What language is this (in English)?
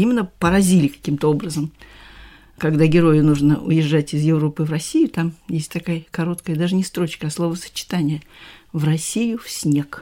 Russian